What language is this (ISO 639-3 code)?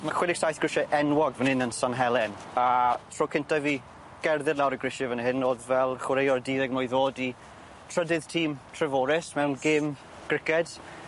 cym